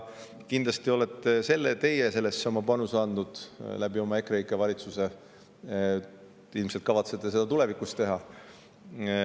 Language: Estonian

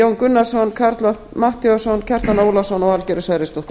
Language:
Icelandic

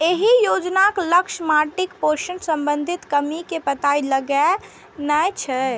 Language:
Maithili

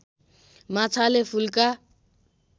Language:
Nepali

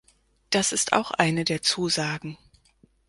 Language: German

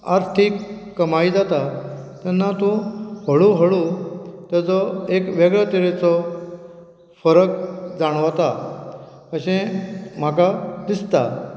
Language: Konkani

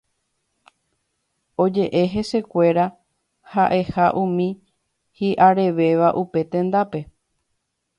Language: Guarani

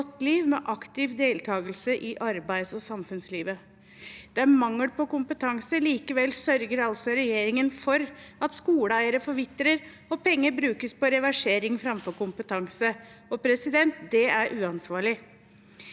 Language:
Norwegian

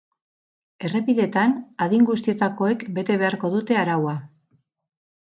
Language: Basque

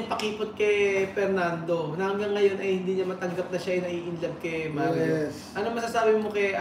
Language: Filipino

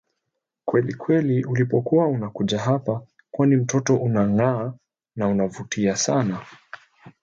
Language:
Swahili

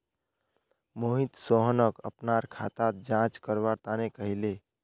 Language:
Magahi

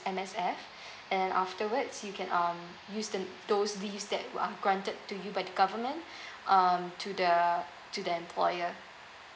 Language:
English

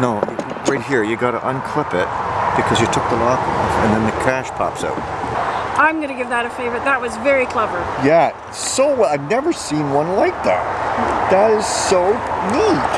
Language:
English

